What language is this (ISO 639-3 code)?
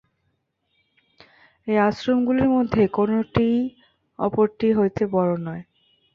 ben